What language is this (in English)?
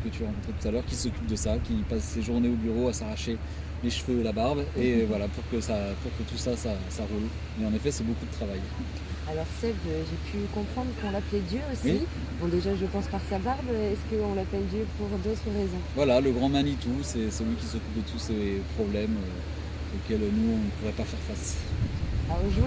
French